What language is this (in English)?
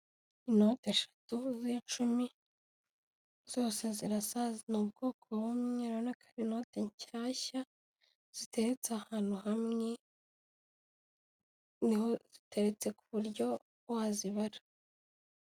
Kinyarwanda